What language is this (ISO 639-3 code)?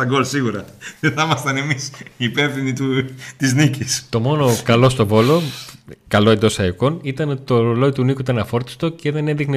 ell